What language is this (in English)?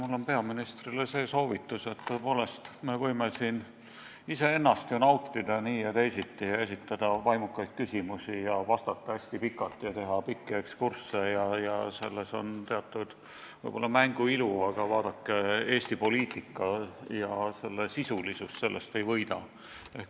Estonian